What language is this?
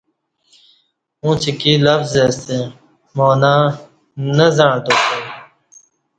Kati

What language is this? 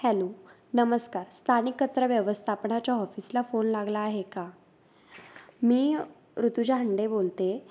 Marathi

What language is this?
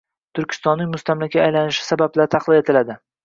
Uzbek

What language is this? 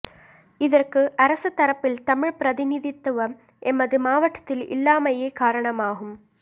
Tamil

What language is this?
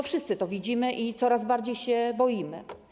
Polish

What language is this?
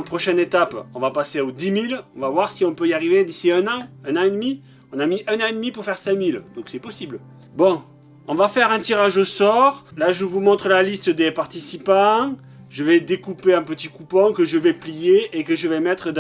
French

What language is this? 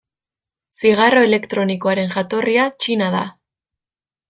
Basque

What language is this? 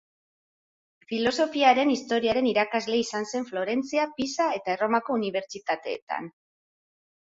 Basque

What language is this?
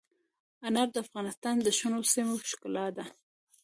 Pashto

